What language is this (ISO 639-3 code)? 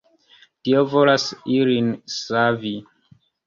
epo